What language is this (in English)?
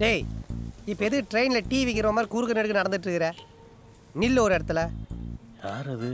Romanian